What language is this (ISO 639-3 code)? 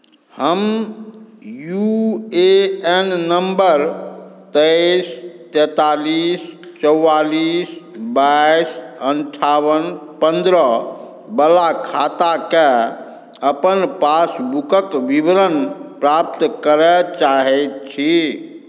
mai